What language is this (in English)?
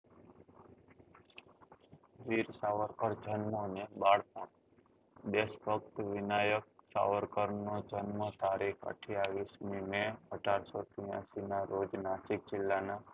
Gujarati